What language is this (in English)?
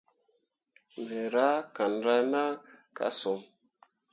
Mundang